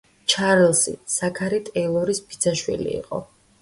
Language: Georgian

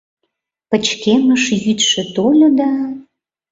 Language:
Mari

